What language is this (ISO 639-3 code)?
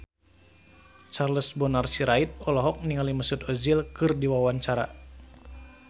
sun